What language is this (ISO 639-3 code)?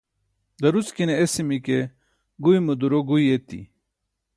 bsk